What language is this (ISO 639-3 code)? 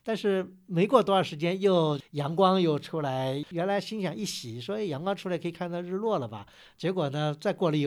zho